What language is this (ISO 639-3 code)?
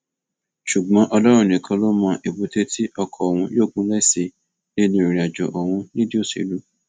yor